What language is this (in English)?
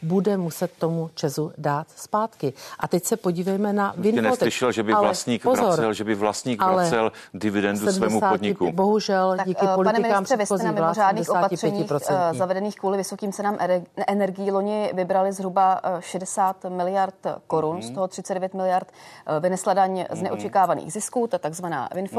Czech